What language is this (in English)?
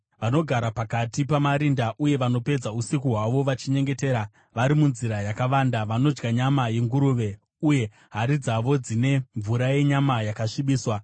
Shona